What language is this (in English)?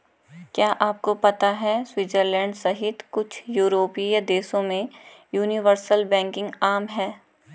Hindi